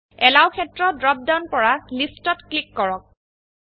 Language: Assamese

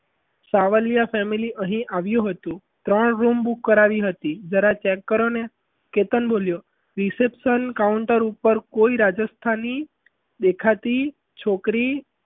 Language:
Gujarati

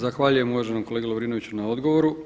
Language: Croatian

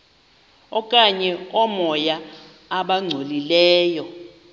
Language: Xhosa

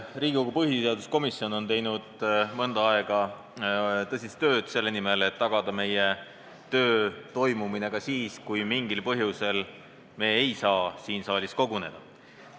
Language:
Estonian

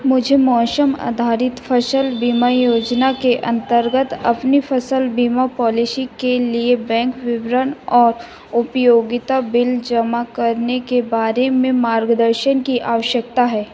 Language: Hindi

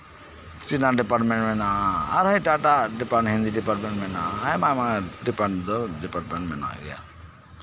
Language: Santali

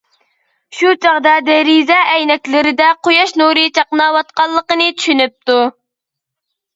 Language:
Uyghur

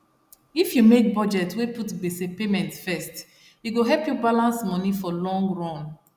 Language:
Nigerian Pidgin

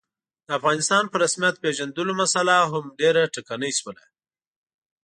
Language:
Pashto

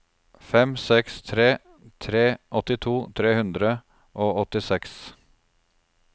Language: Norwegian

